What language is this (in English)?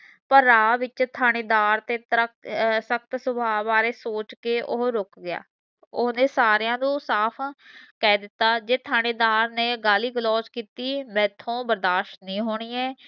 Punjabi